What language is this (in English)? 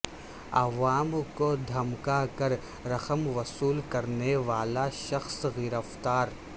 Urdu